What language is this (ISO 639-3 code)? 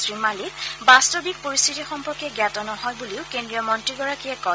asm